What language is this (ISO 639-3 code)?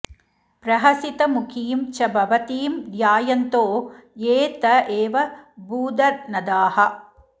san